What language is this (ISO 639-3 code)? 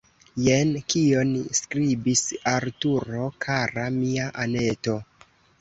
epo